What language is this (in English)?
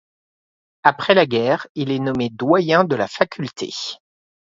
French